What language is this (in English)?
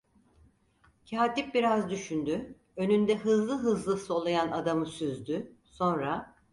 Turkish